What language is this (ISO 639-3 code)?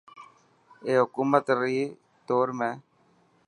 mki